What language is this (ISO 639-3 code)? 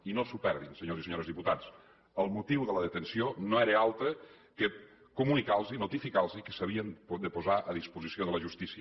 cat